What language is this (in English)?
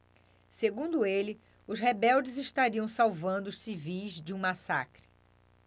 Portuguese